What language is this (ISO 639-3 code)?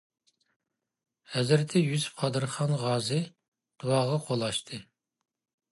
uig